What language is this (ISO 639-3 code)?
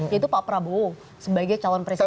ind